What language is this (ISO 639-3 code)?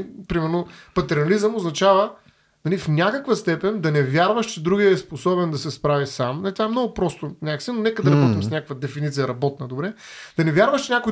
bul